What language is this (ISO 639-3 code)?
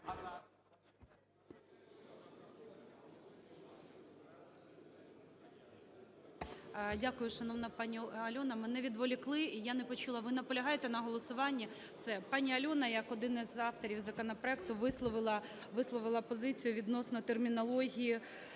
ukr